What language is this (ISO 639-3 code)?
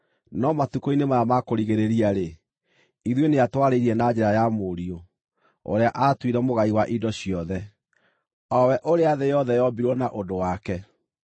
kik